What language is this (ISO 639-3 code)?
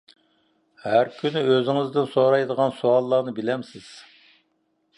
uig